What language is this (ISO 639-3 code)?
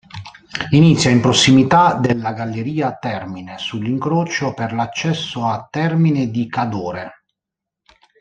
ita